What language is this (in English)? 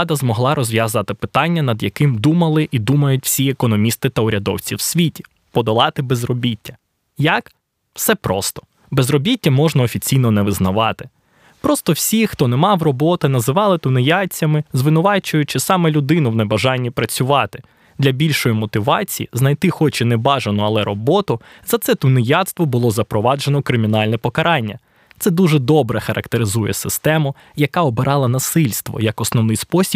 Ukrainian